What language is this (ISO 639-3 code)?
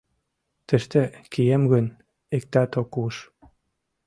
chm